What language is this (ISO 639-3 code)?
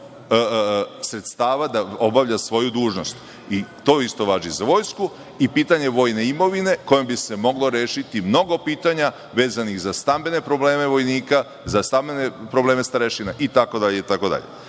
srp